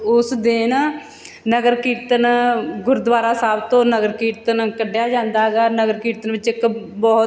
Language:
Punjabi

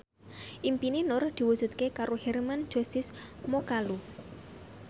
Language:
Javanese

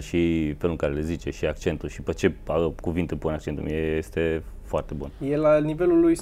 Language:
Romanian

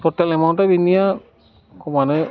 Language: Bodo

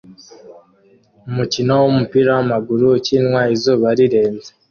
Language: Kinyarwanda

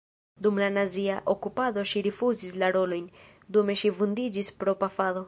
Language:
Esperanto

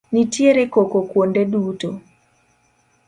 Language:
Luo (Kenya and Tanzania)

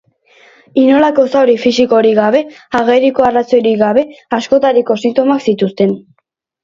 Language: Basque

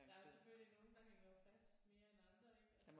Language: Danish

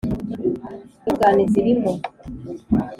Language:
Kinyarwanda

